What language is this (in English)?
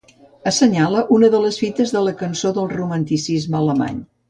Catalan